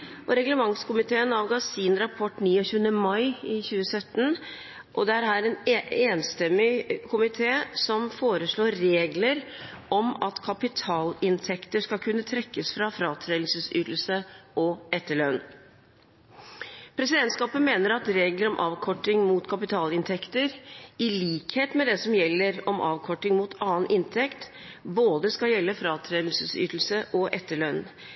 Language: Norwegian Bokmål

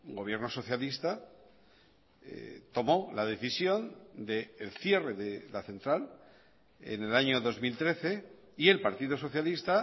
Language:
Spanish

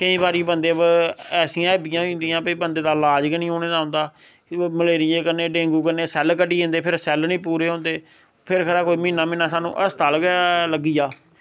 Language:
Dogri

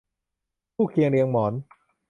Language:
Thai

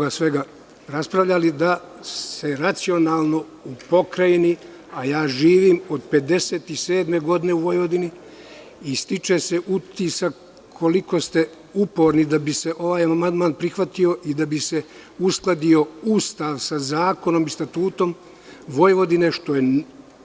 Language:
Serbian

